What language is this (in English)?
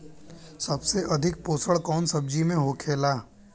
Bhojpuri